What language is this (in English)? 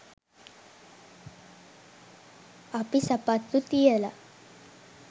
Sinhala